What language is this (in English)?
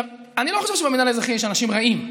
Hebrew